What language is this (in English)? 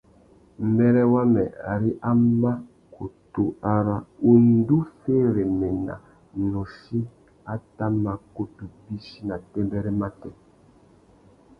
Tuki